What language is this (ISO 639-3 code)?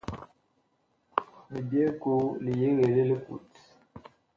bkh